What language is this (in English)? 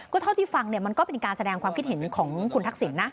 Thai